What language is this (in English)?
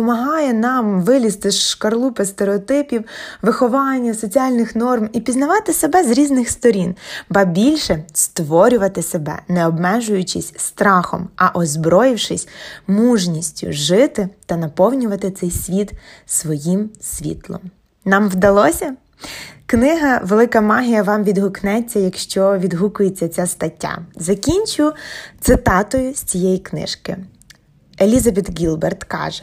Ukrainian